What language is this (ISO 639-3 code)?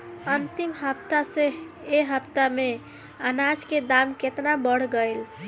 bho